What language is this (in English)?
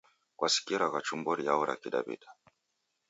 Taita